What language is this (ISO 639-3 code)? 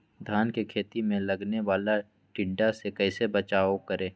mag